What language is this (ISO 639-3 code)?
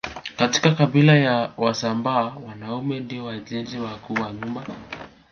swa